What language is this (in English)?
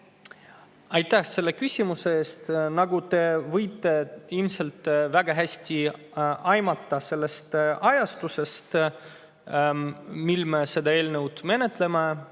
Estonian